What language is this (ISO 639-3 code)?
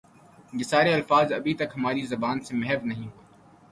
urd